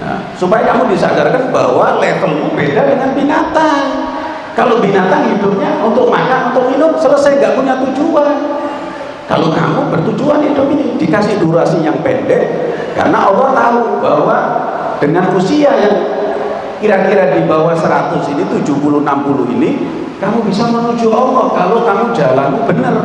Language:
Indonesian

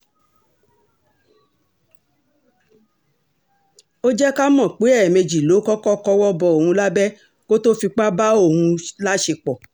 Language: Yoruba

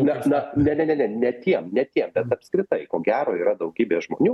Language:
Lithuanian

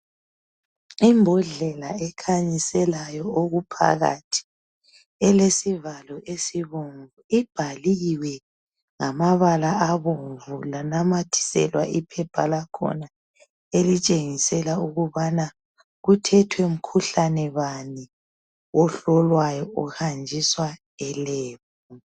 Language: North Ndebele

